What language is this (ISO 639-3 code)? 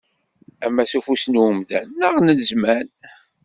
kab